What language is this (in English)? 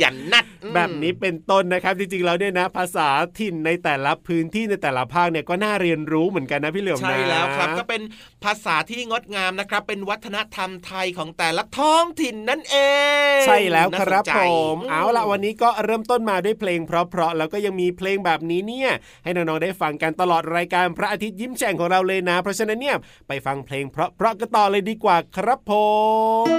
Thai